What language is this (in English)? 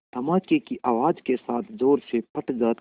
Hindi